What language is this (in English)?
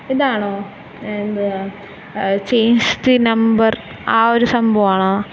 Malayalam